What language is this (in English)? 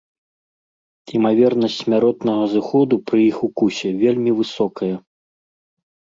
Belarusian